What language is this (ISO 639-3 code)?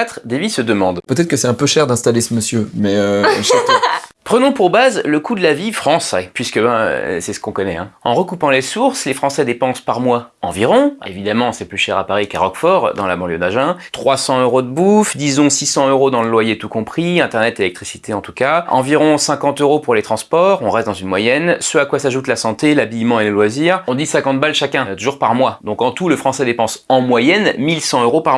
fra